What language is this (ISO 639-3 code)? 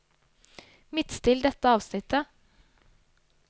nor